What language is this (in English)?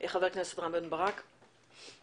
Hebrew